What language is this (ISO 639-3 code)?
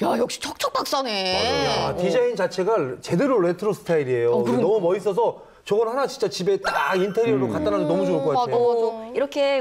kor